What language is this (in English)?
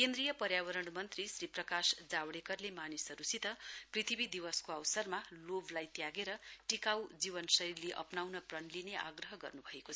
Nepali